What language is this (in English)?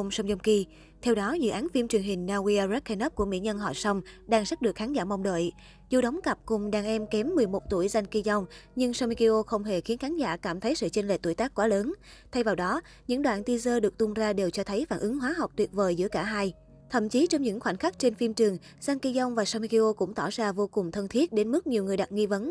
Vietnamese